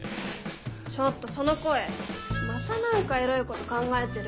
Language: Japanese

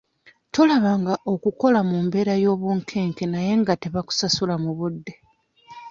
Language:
Ganda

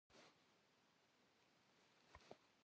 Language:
Kabardian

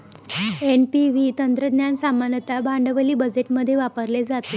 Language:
Marathi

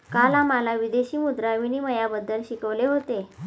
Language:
Marathi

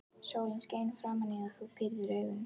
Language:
Icelandic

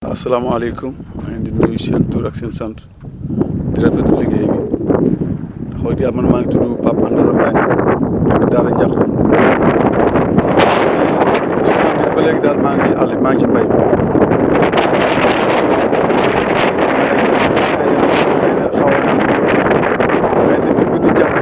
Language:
Wolof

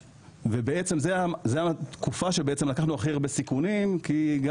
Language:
Hebrew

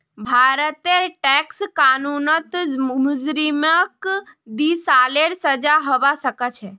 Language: Magahi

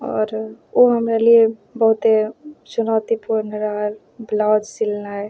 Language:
Maithili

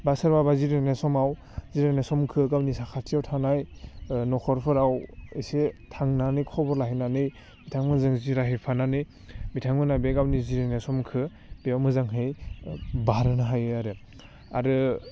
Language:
Bodo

